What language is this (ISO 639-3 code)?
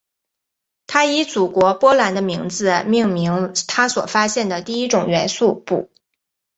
zho